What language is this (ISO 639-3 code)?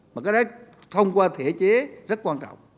vie